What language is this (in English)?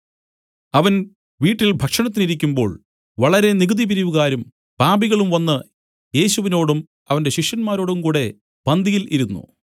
Malayalam